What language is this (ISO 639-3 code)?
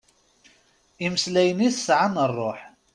kab